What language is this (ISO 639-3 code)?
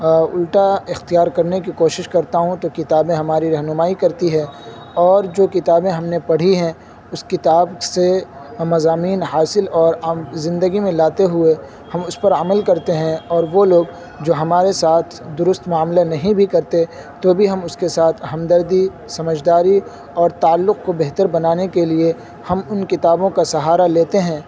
urd